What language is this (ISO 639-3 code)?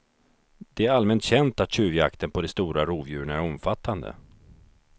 swe